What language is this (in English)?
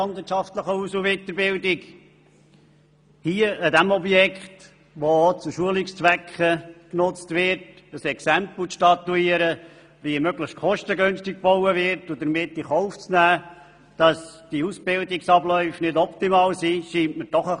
Swiss German